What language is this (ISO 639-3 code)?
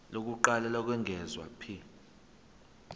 zul